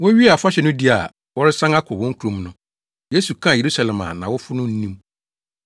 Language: Akan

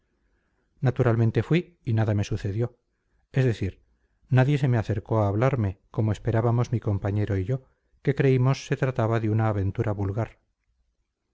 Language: Spanish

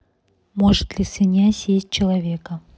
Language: Russian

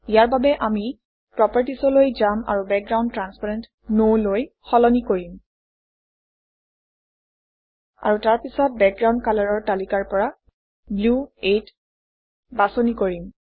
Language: Assamese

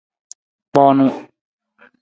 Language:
Nawdm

